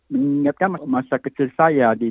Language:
Indonesian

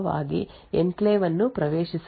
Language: Kannada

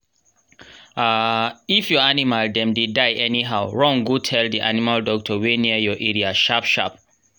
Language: Nigerian Pidgin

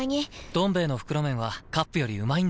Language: Japanese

